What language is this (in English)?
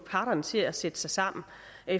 Danish